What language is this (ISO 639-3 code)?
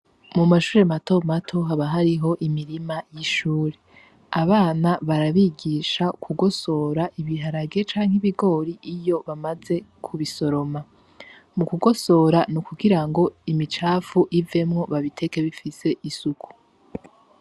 run